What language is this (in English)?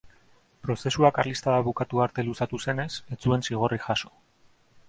Basque